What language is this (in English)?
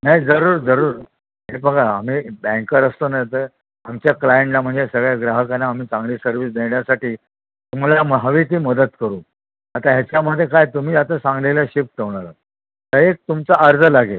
Marathi